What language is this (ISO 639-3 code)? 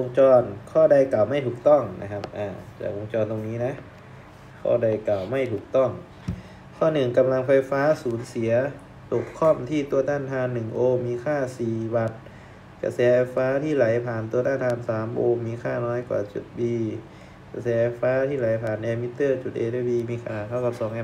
tha